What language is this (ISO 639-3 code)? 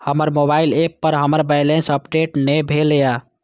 mai